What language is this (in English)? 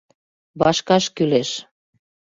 Mari